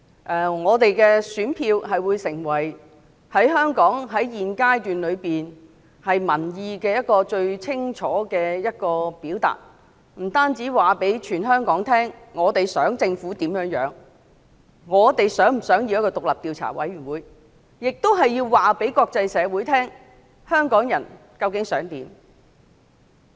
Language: Cantonese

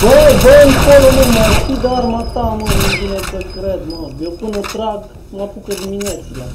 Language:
Romanian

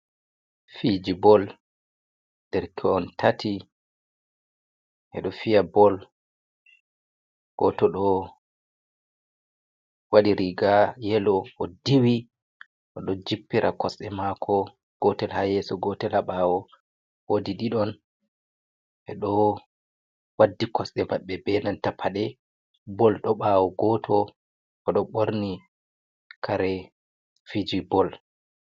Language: Fula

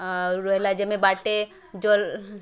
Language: Odia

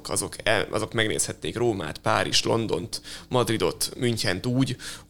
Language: Hungarian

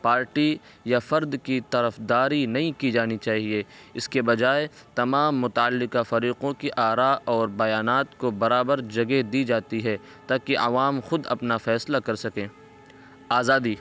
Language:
Urdu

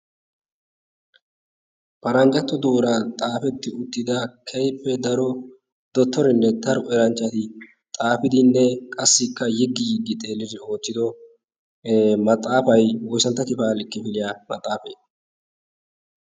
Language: Wolaytta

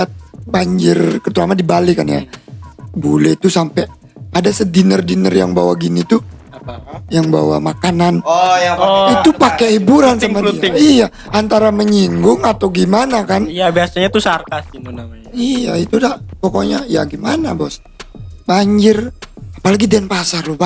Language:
Indonesian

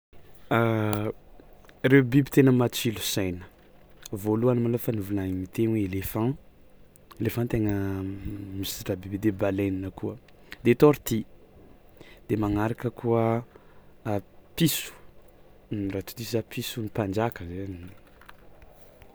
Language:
Tsimihety Malagasy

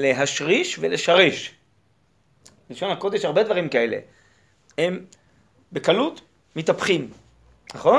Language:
Hebrew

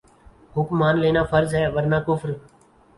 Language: Urdu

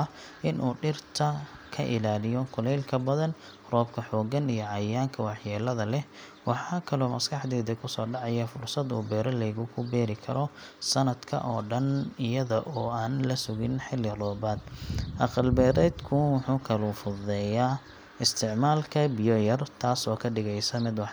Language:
Somali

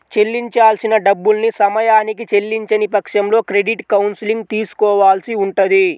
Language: Telugu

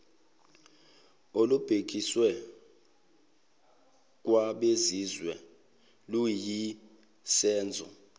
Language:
Zulu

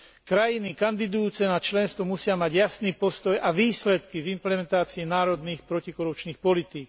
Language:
Slovak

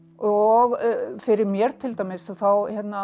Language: Icelandic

